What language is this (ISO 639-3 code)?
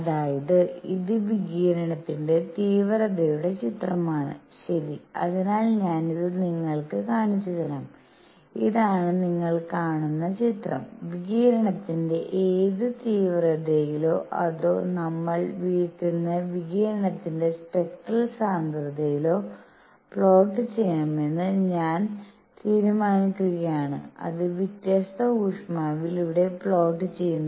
mal